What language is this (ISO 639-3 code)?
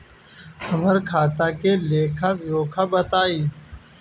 bho